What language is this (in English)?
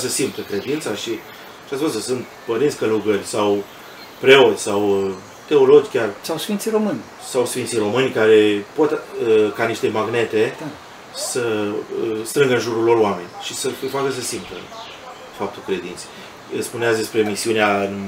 Romanian